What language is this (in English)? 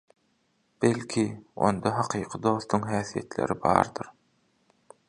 Turkmen